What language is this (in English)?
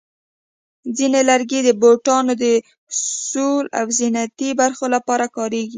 Pashto